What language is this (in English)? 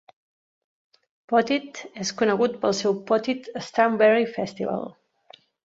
Catalan